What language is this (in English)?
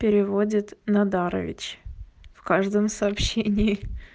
Russian